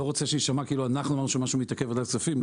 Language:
Hebrew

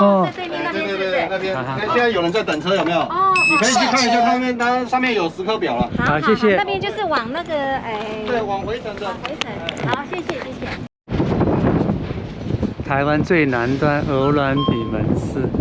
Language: Chinese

